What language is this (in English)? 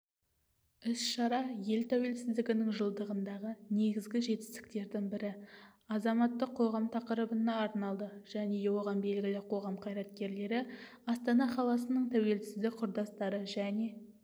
Kazakh